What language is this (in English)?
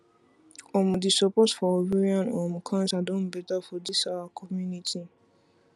Nigerian Pidgin